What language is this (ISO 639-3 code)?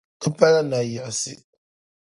dag